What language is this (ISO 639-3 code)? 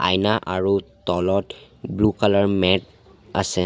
asm